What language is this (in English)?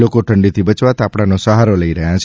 Gujarati